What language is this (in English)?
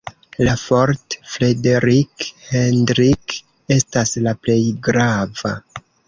Esperanto